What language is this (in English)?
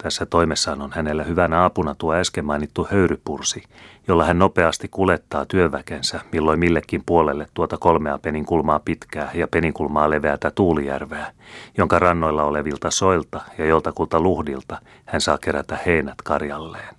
Finnish